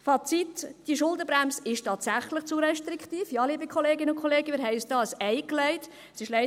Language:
Swiss German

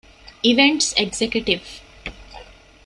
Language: Divehi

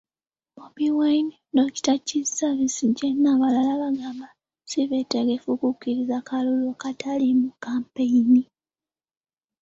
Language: Ganda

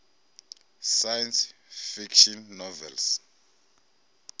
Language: Venda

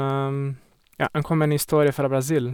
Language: Norwegian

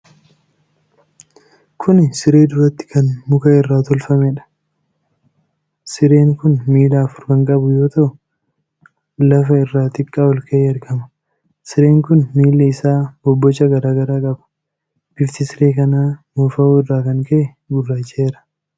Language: Oromo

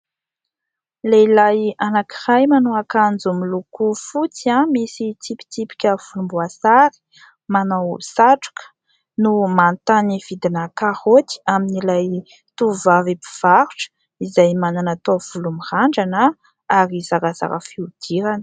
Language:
Malagasy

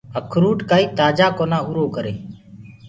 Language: Gurgula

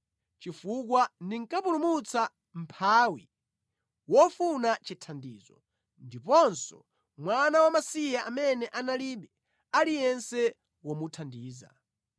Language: Nyanja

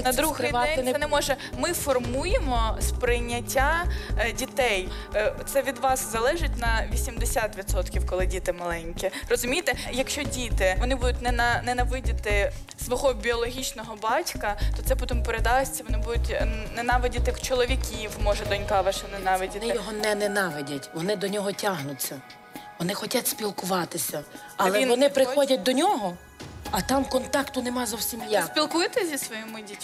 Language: Ukrainian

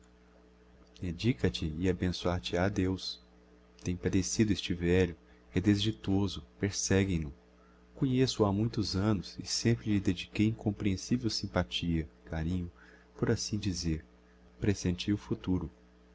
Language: Portuguese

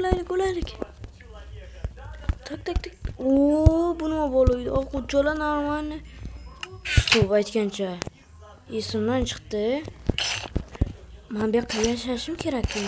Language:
Turkish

